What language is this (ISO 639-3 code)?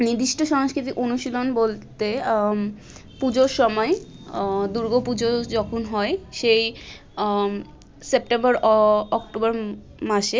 ben